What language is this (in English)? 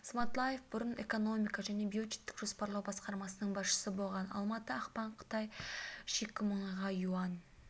Kazakh